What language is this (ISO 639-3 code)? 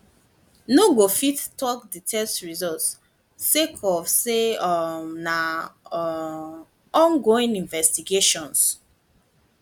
pcm